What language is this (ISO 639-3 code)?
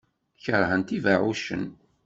kab